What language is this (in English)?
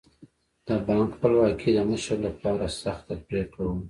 Pashto